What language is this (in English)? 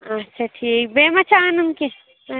Kashmiri